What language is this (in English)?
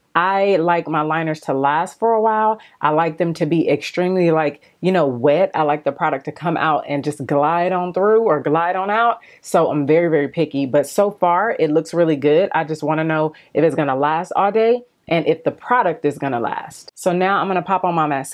English